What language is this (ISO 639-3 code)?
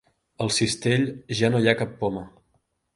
cat